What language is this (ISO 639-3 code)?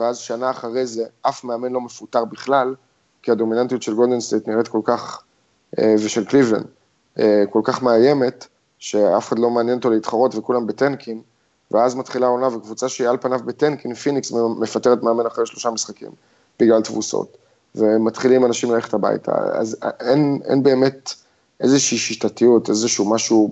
heb